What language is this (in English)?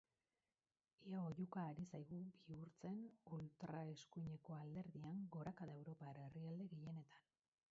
Basque